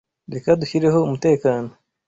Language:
Kinyarwanda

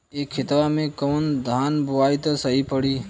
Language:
Bhojpuri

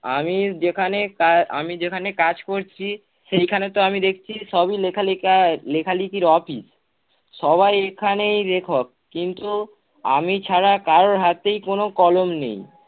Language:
Bangla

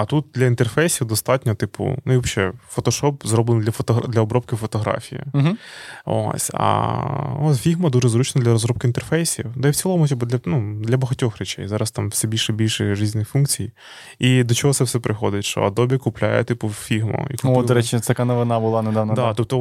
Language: Ukrainian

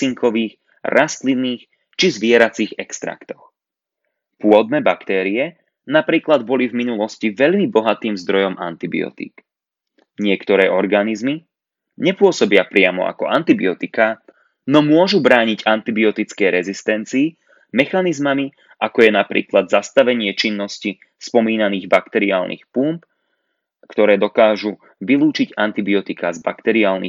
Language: Slovak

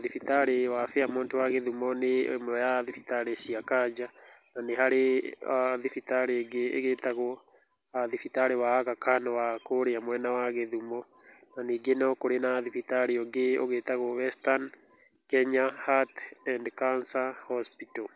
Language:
Kikuyu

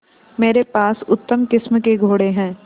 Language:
Hindi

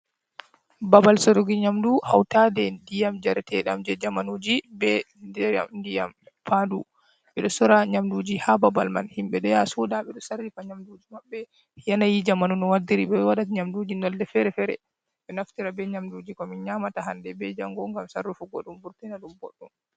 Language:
Fula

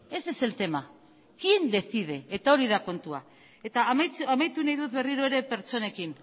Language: Basque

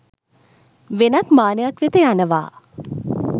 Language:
Sinhala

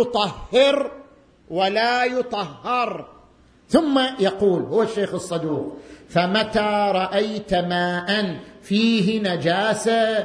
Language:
Arabic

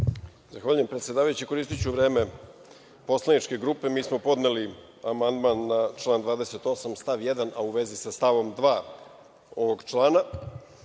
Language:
Serbian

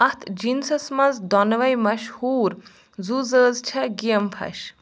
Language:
Kashmiri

